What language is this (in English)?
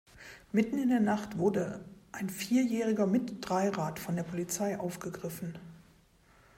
German